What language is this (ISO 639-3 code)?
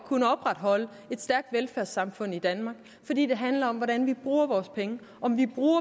dan